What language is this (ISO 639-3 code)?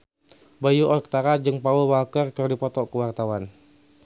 sun